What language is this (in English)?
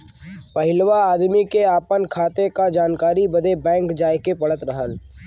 Bhojpuri